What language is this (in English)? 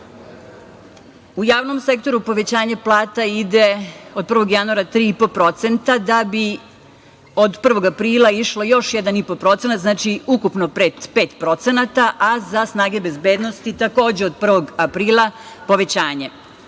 Serbian